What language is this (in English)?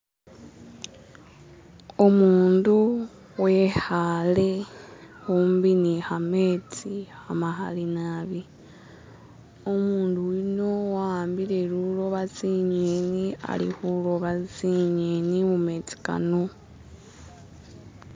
Masaaba